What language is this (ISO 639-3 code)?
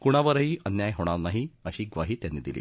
mar